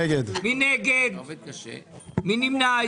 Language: Hebrew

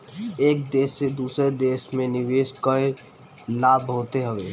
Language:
Bhojpuri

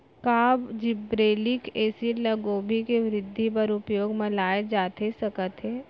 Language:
Chhattisgarhi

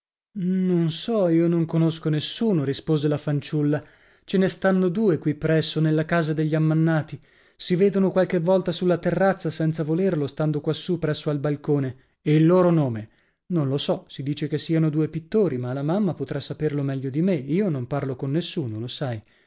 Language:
Italian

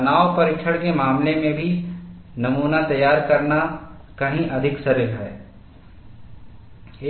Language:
Hindi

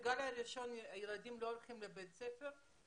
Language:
Hebrew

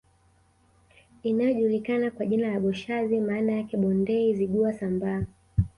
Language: Swahili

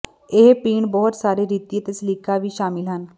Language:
Punjabi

